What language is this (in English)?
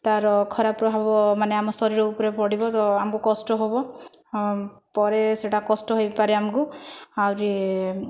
Odia